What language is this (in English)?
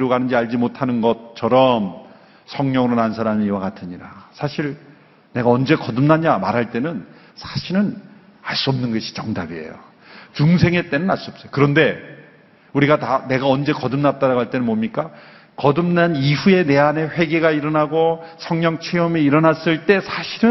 Korean